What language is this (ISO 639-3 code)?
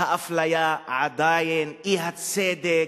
heb